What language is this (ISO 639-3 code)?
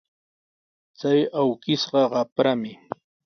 qws